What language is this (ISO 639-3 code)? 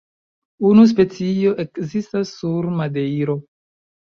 epo